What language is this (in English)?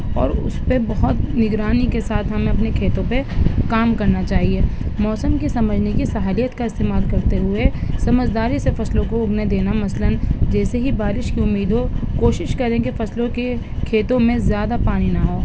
Urdu